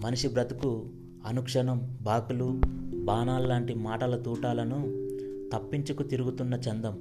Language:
Telugu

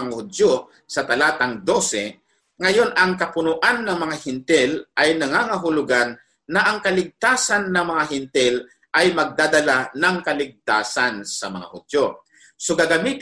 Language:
Filipino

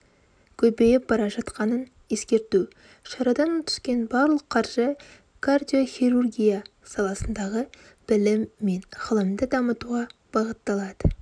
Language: Kazakh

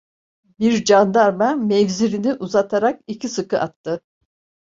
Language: Turkish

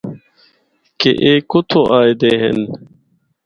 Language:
Northern Hindko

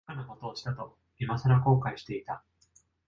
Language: Japanese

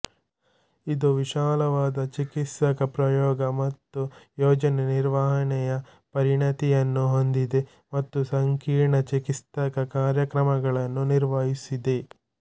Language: Kannada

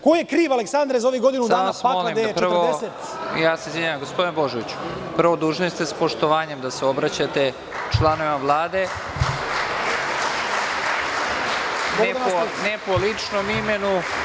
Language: Serbian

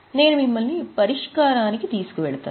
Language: Telugu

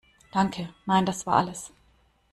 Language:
German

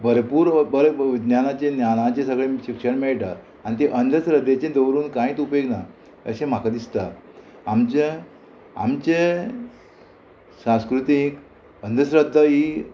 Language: Konkani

